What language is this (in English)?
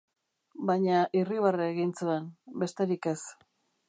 Basque